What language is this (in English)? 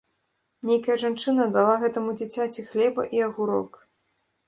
Belarusian